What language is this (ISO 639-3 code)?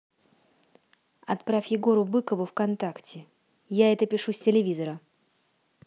rus